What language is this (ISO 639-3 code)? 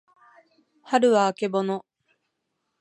jpn